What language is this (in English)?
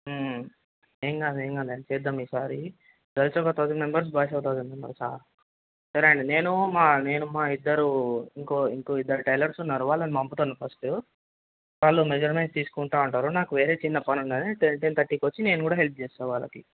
Telugu